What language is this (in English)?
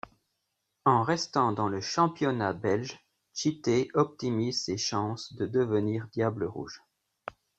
French